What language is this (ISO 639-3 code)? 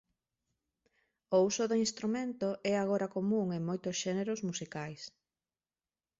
glg